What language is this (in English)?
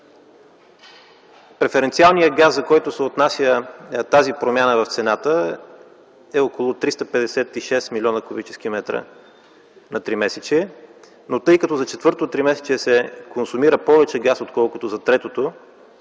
Bulgarian